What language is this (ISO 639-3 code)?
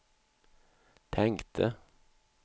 swe